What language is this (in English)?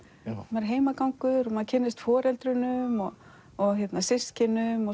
Icelandic